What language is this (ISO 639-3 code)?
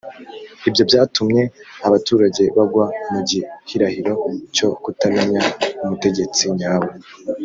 kin